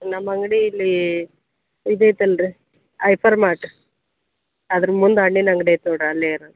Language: Kannada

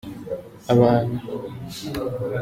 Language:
Kinyarwanda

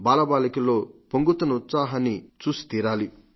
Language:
Telugu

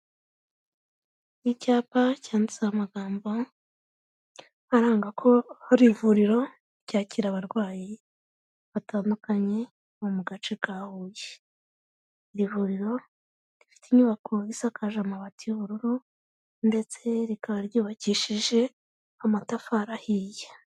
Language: Kinyarwanda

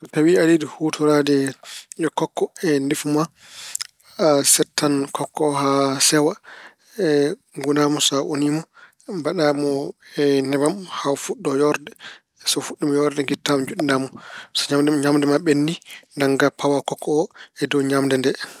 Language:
Fula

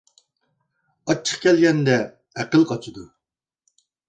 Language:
Uyghur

